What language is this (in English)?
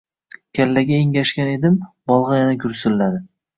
Uzbek